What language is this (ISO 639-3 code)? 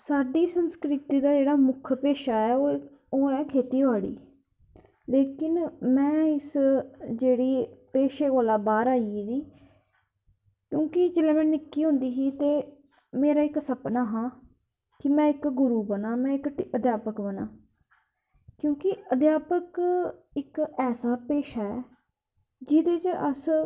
doi